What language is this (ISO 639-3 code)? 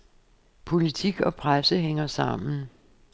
dan